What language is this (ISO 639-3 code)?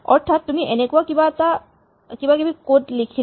asm